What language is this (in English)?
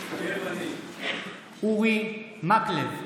Hebrew